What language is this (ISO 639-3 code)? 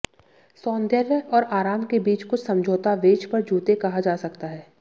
hin